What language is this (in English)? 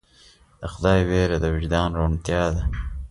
Pashto